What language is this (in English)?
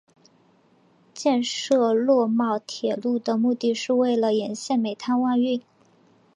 Chinese